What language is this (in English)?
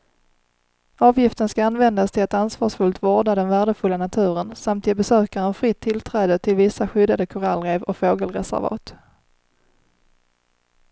Swedish